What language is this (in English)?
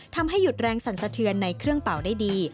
Thai